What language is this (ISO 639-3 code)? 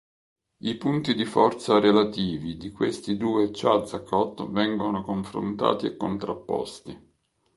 ita